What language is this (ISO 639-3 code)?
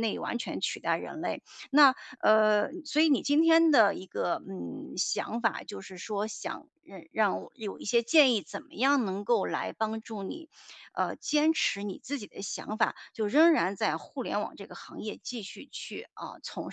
zho